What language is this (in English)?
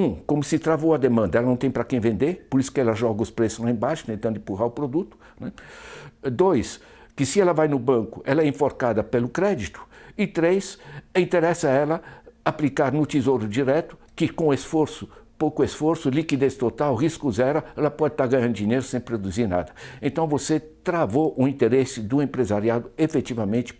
Portuguese